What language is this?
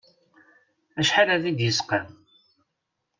Kabyle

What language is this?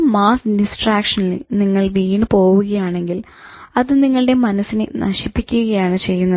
Malayalam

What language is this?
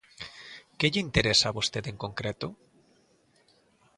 Galician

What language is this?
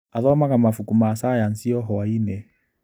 Kikuyu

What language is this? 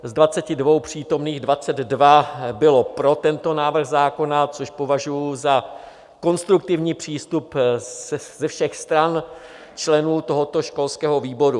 Czech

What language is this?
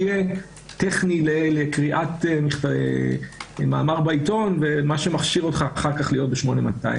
Hebrew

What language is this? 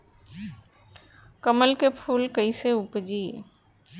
Bhojpuri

